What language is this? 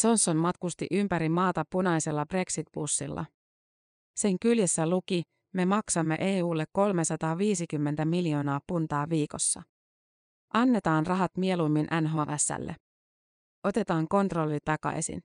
Finnish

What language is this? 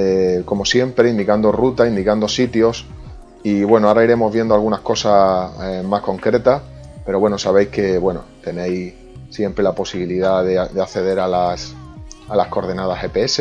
Spanish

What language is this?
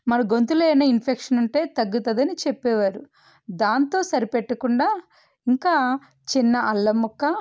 Telugu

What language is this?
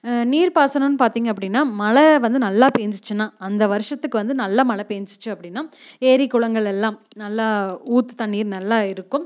Tamil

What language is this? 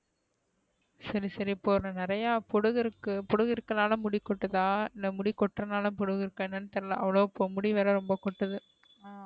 Tamil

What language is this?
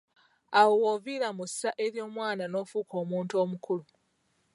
Ganda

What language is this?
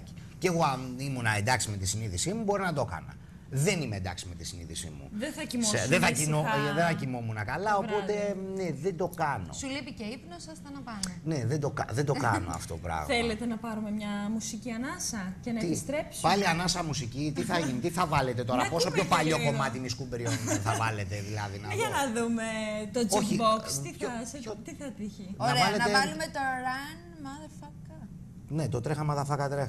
Greek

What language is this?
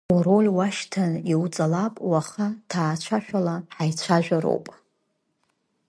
Abkhazian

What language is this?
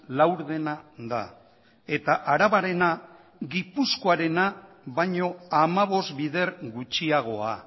Basque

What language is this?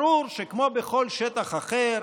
Hebrew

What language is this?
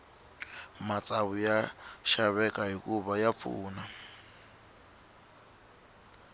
Tsonga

